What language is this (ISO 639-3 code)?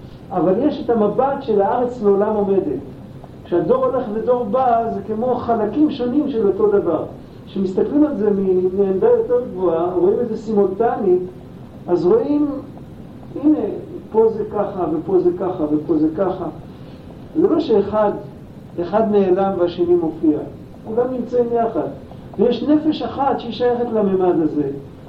heb